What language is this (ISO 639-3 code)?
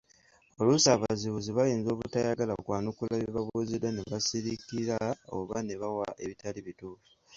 lug